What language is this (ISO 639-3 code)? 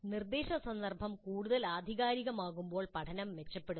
mal